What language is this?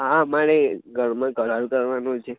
Gujarati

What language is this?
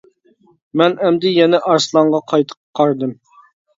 Uyghur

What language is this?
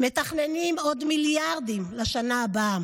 Hebrew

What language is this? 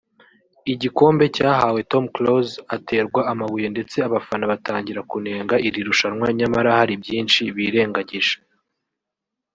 Kinyarwanda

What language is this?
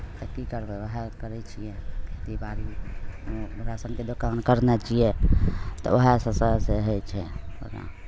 Maithili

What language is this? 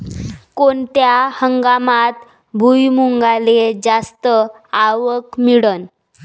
Marathi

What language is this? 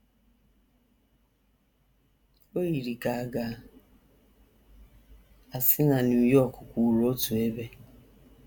Igbo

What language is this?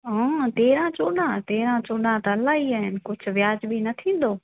Sindhi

